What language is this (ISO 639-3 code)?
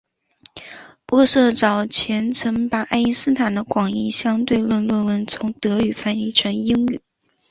zho